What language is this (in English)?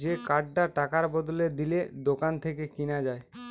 Bangla